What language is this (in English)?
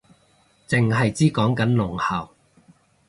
Cantonese